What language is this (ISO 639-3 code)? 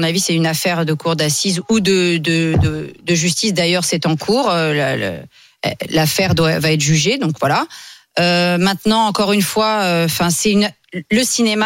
fra